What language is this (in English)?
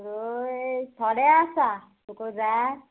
Konkani